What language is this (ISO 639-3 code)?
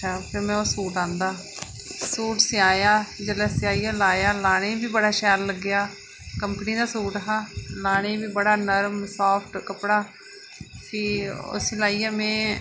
doi